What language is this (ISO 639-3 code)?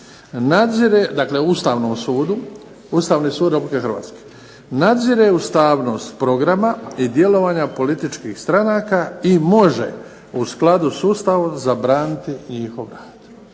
hrv